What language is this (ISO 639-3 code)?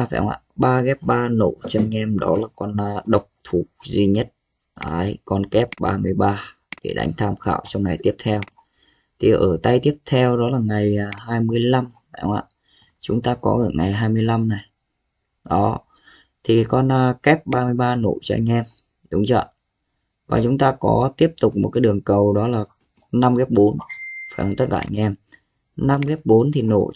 vie